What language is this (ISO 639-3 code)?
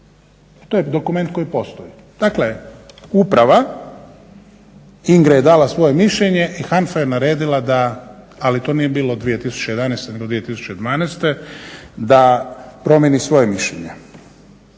hrv